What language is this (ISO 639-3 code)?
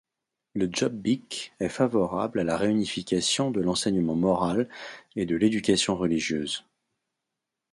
fra